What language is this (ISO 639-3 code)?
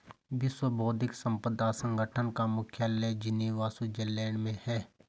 hin